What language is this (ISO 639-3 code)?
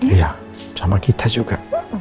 ind